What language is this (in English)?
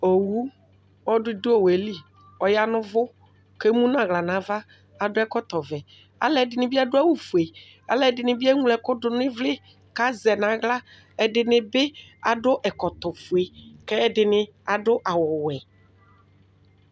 Ikposo